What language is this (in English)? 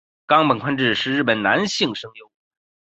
Chinese